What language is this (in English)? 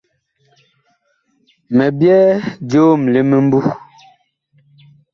Bakoko